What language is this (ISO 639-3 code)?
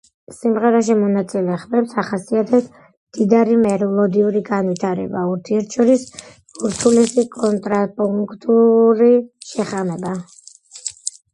kat